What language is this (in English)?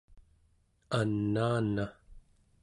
Central Yupik